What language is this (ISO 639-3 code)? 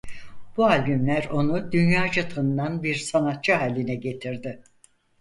tur